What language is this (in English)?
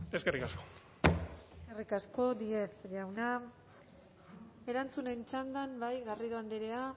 Basque